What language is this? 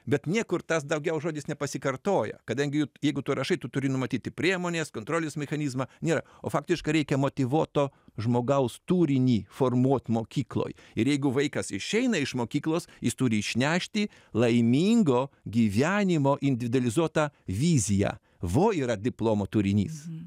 Lithuanian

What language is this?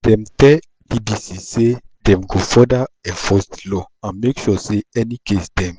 Nigerian Pidgin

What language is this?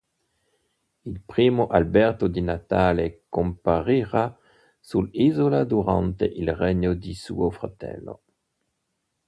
Italian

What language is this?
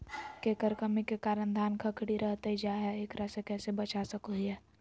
Magahi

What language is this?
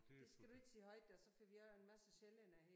Danish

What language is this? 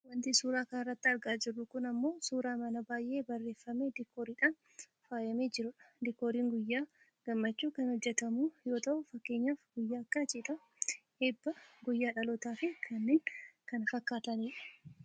Oromo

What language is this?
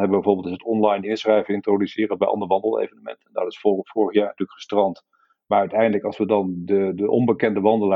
Dutch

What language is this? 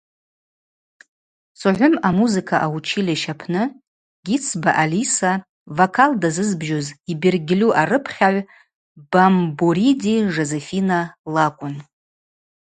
Abaza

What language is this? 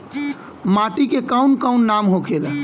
Bhojpuri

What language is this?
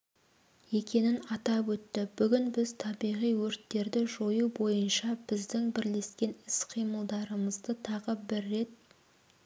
Kazakh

